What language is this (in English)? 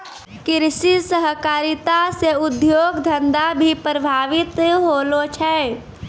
Maithili